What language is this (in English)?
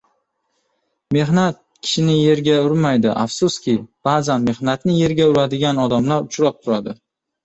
Uzbek